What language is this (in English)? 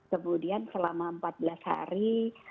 Indonesian